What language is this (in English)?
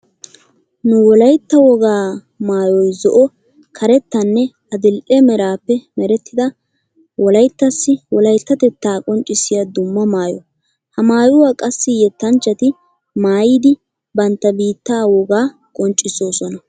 Wolaytta